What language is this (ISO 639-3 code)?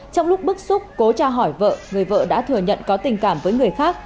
vie